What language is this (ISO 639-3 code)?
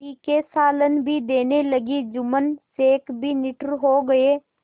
hin